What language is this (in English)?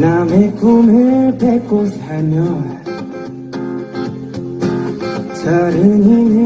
Korean